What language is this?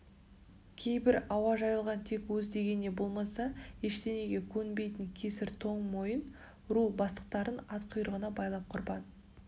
Kazakh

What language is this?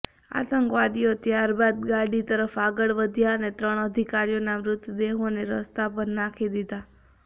Gujarati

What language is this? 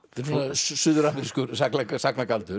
Icelandic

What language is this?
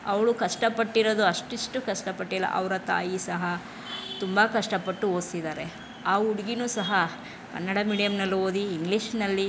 Kannada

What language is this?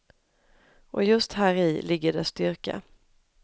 Swedish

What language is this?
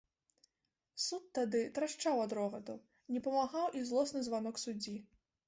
Belarusian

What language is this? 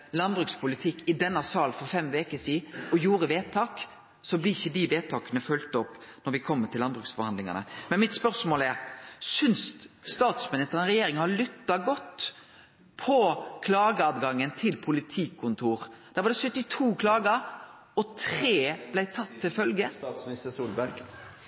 Norwegian Nynorsk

